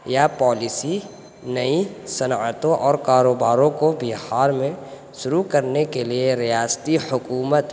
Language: Urdu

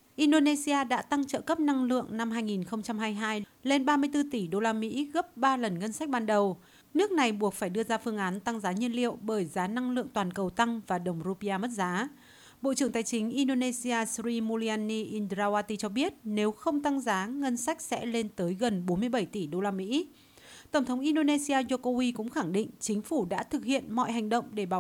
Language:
Vietnamese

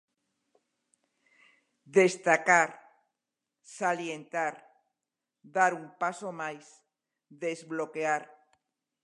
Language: Galician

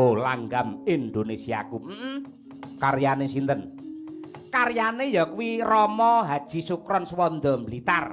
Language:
Indonesian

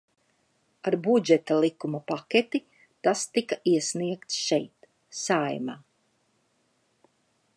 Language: Latvian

